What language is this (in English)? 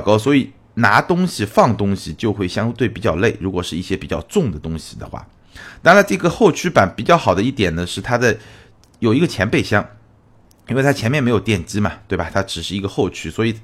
Chinese